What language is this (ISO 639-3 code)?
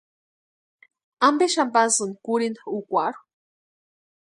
pua